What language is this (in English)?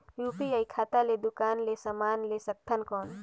Chhattisgarhi